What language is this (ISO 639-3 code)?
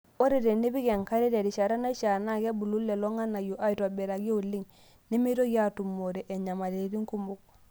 mas